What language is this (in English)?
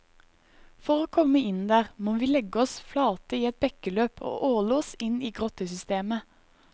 Norwegian